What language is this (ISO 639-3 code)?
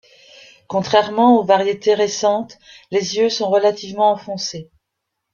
fra